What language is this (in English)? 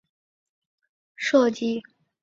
Chinese